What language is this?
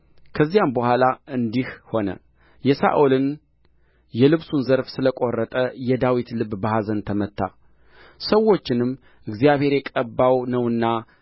Amharic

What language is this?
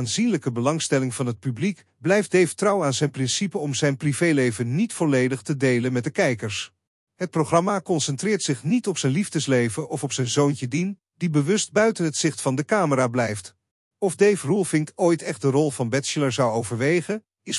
Dutch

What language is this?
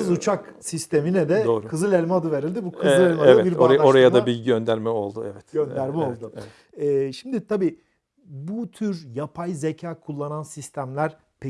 Turkish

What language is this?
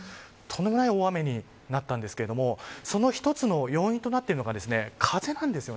Japanese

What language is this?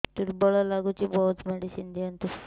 Odia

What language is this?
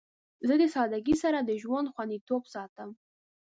Pashto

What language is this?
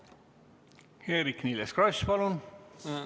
Estonian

